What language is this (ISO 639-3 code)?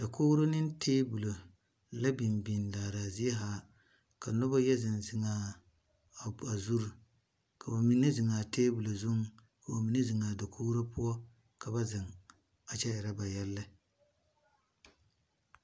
dga